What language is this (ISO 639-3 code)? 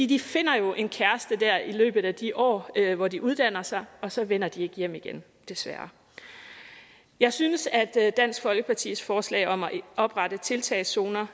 dan